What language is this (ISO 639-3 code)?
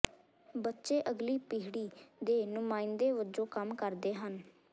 pan